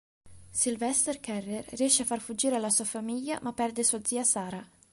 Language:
Italian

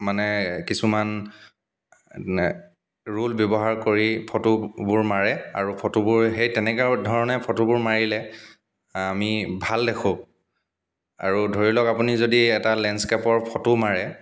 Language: Assamese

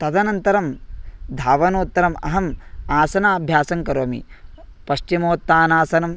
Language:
Sanskrit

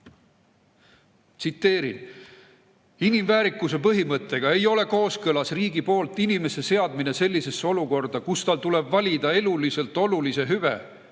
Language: Estonian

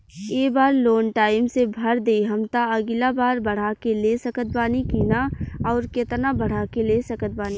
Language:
Bhojpuri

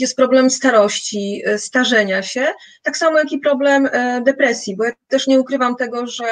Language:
Polish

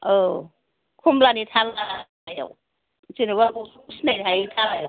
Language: Bodo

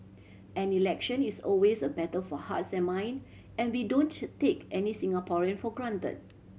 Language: English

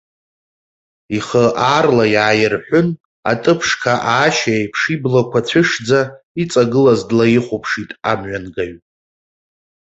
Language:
Abkhazian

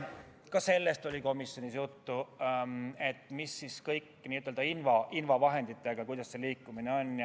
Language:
Estonian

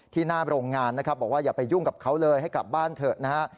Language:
Thai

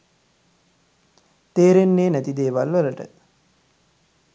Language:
Sinhala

